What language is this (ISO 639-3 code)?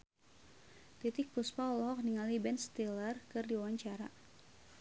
sun